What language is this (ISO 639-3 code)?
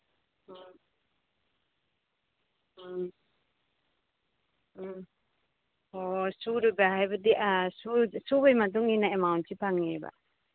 mni